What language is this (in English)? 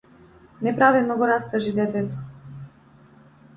Macedonian